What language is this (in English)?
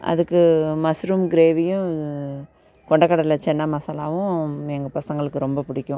Tamil